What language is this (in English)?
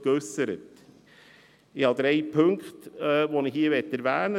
Swiss German